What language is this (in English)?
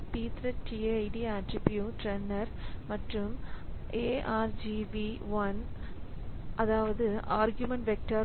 Tamil